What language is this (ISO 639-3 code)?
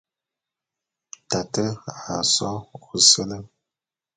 bum